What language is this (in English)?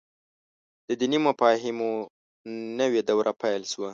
Pashto